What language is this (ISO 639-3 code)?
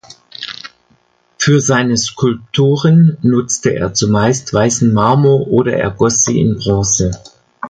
deu